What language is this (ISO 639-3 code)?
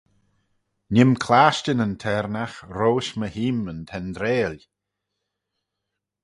glv